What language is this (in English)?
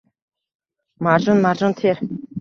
Uzbek